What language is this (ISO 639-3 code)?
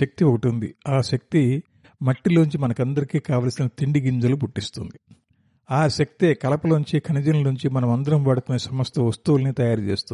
tel